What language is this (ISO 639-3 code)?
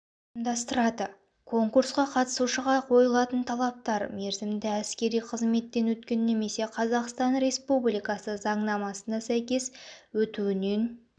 kaz